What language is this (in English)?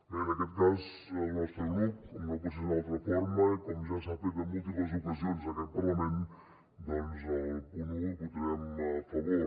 Catalan